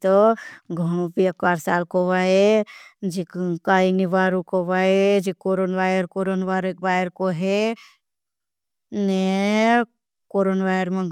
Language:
Bhili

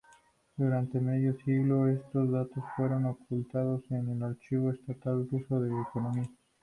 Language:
Spanish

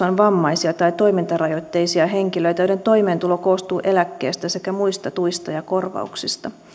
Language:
Finnish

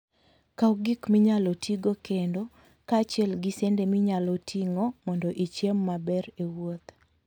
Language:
Luo (Kenya and Tanzania)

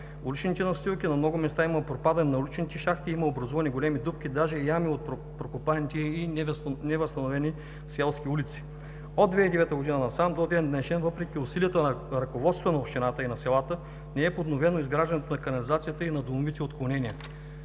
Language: Bulgarian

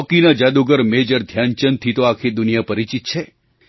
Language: Gujarati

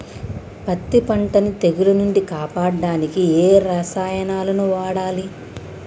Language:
Telugu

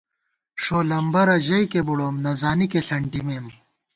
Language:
Gawar-Bati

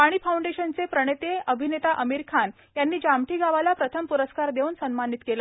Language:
Marathi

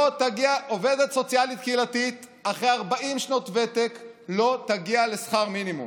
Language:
Hebrew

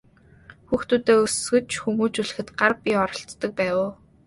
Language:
Mongolian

